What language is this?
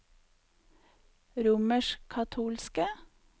Norwegian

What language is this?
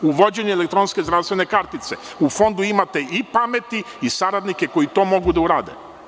Serbian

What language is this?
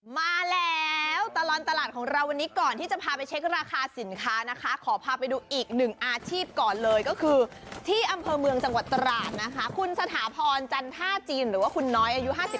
Thai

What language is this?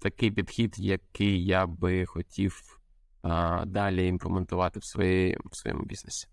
Ukrainian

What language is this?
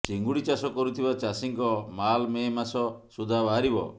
Odia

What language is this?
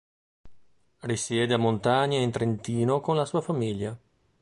Italian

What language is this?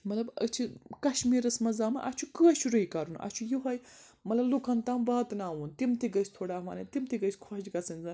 Kashmiri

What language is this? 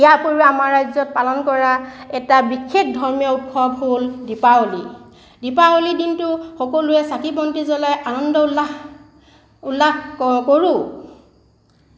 Assamese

